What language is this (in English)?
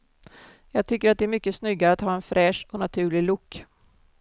Swedish